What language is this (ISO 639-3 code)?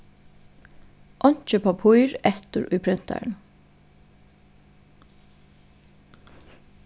fao